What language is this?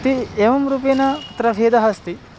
Sanskrit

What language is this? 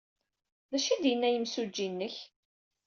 Kabyle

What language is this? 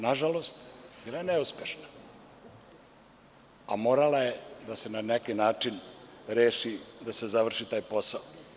Serbian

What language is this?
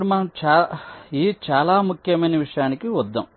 Telugu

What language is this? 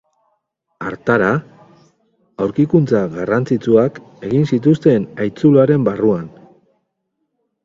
Basque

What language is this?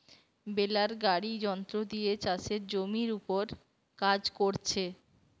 Bangla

